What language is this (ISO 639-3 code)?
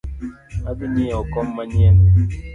luo